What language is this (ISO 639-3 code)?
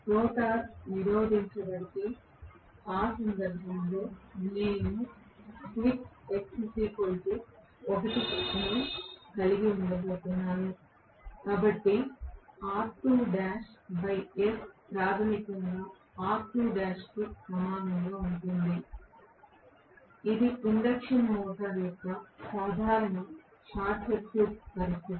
tel